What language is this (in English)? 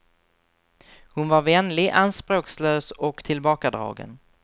Swedish